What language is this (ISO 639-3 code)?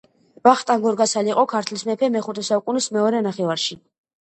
kat